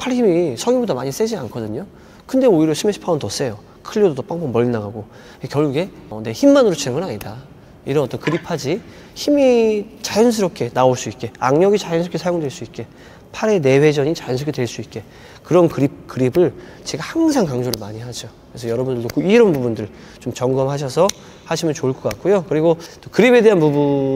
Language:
Korean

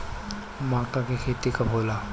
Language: Bhojpuri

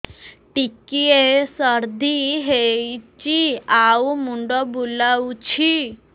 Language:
Odia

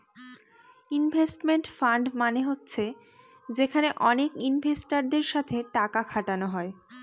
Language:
Bangla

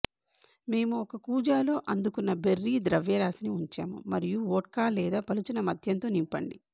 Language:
Telugu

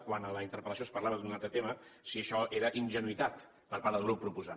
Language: Catalan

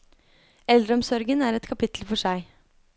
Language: Norwegian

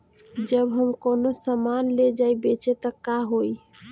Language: Bhojpuri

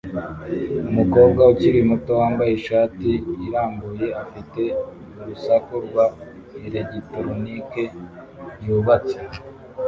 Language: Kinyarwanda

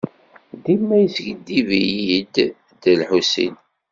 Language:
Kabyle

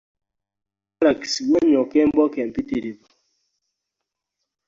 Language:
Ganda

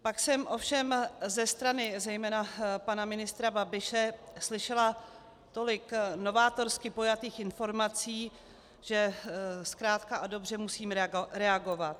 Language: Czech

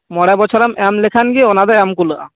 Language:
Santali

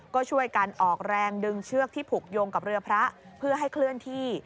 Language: Thai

